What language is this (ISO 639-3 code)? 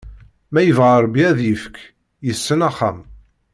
kab